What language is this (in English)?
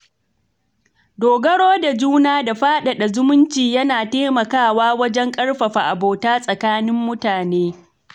Hausa